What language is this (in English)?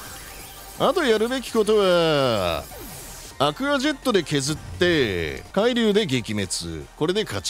Japanese